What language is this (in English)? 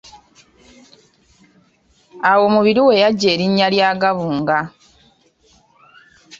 Ganda